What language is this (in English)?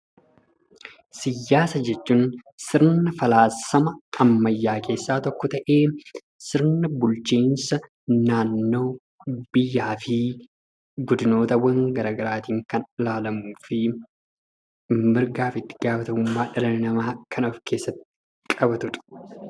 Oromo